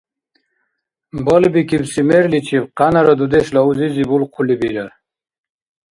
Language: Dargwa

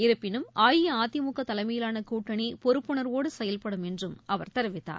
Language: Tamil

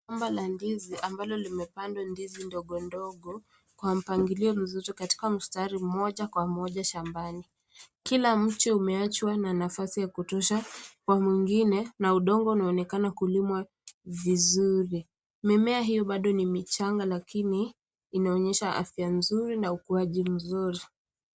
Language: Swahili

